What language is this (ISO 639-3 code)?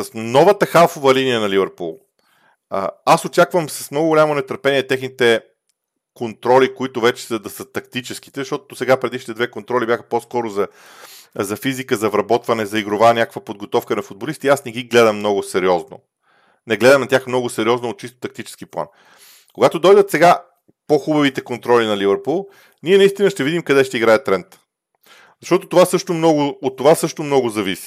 bul